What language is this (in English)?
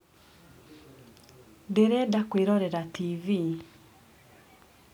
Kikuyu